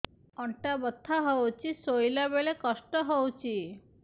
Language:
Odia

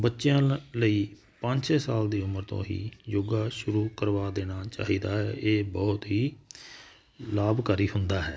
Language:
Punjabi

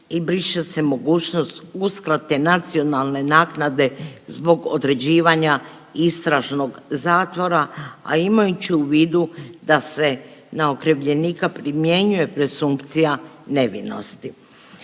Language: Croatian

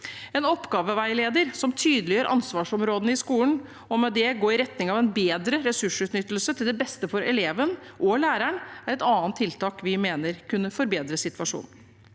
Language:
Norwegian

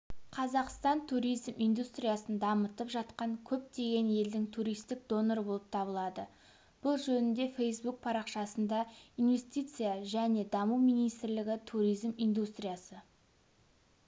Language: Kazakh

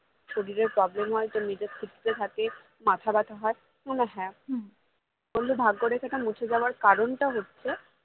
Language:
Bangla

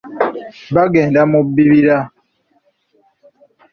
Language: Ganda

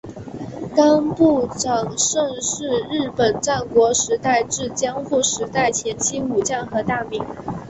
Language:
Chinese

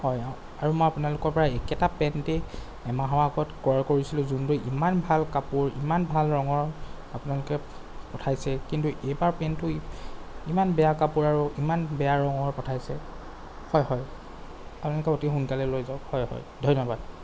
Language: Assamese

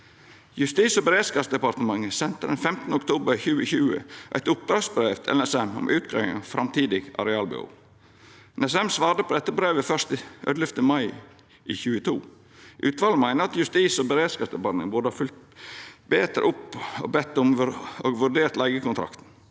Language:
Norwegian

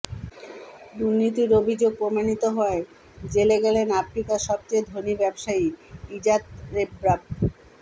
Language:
Bangla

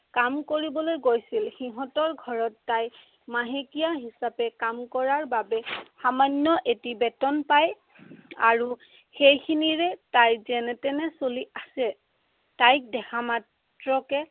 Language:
Assamese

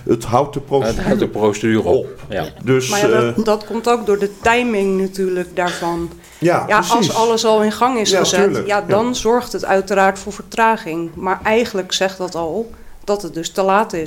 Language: Dutch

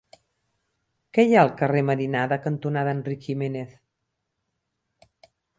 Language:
Catalan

